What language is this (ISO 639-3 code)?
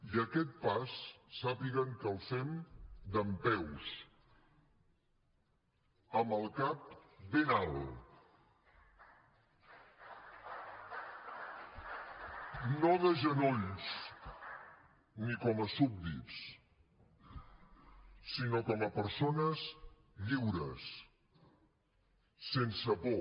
cat